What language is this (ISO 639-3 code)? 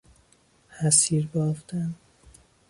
fas